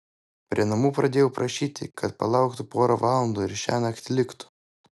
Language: Lithuanian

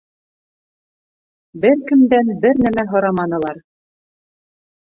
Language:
Bashkir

